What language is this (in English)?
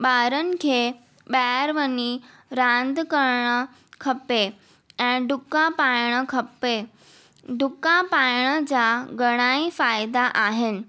Sindhi